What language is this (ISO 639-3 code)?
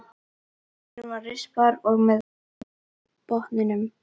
isl